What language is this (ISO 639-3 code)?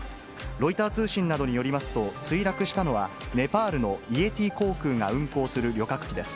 jpn